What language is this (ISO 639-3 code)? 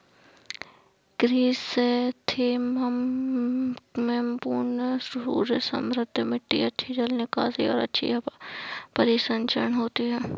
hin